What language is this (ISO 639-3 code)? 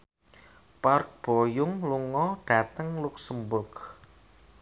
jav